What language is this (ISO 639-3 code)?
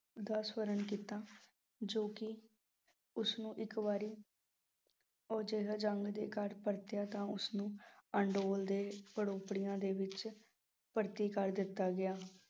pan